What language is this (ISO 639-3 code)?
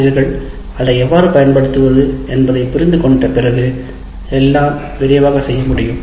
tam